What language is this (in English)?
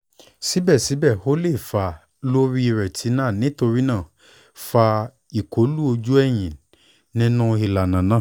Yoruba